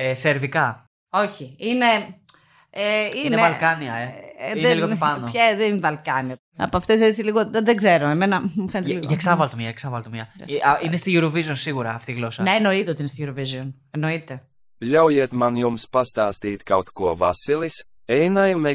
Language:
Greek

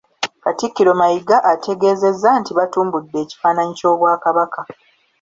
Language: Ganda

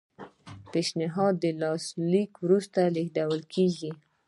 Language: Pashto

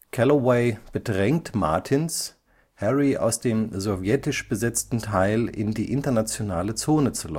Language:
German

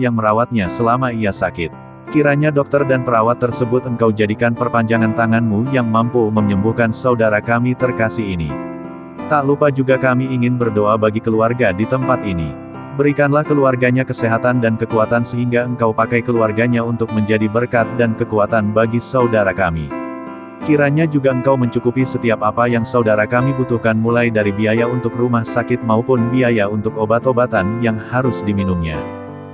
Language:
Indonesian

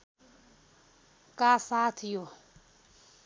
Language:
Nepali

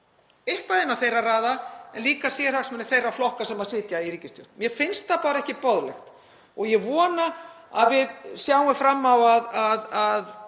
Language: Icelandic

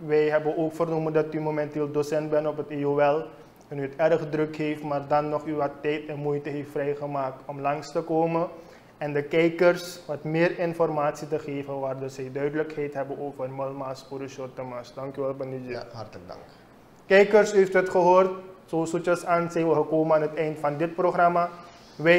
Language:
Dutch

